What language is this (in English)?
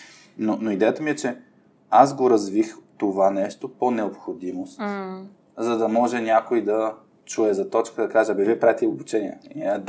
Bulgarian